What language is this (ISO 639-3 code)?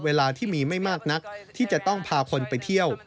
tha